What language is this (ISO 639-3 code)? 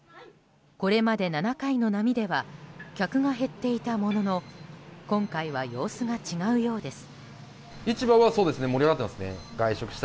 jpn